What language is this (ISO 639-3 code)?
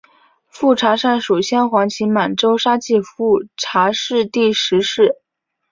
zho